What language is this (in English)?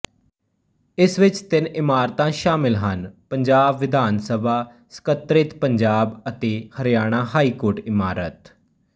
Punjabi